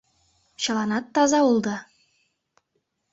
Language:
Mari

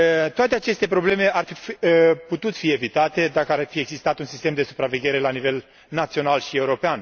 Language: Romanian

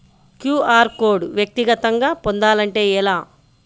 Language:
Telugu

